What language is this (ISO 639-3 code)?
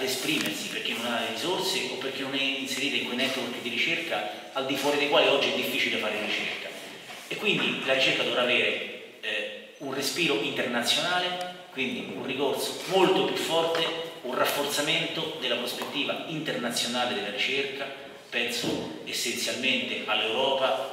ita